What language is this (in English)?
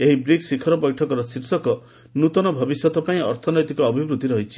Odia